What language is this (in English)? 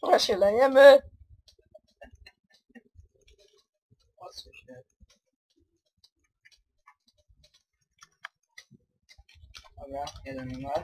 Polish